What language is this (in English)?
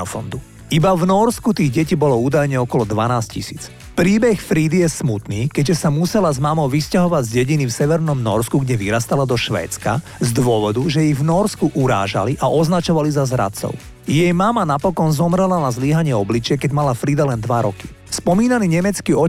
Slovak